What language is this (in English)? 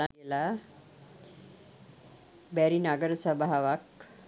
Sinhala